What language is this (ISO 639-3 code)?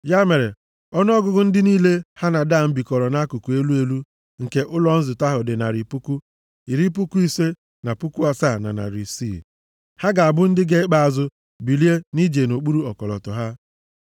ibo